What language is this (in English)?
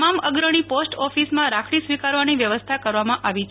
Gujarati